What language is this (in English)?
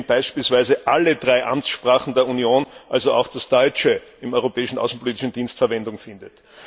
German